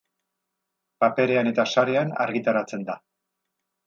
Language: Basque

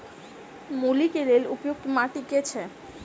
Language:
Maithili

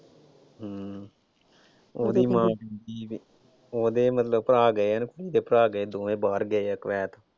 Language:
Punjabi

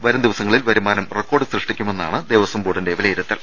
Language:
Malayalam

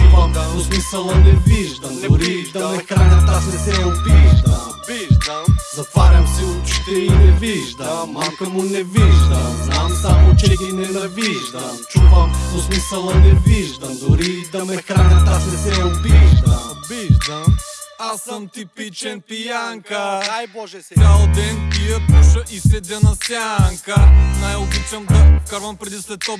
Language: Bulgarian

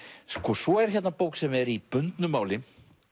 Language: Icelandic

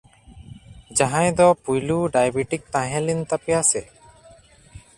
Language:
Santali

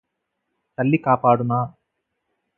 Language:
Telugu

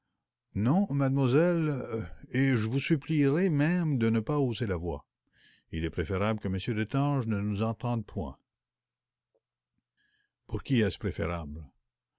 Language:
French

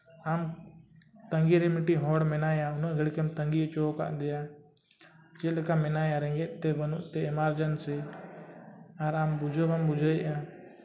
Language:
Santali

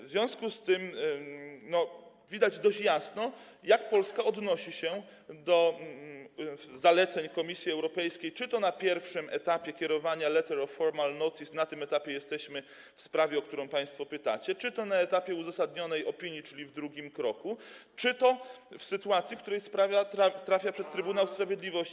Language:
Polish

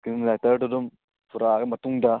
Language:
Manipuri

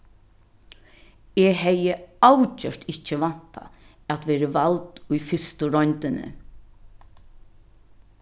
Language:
Faroese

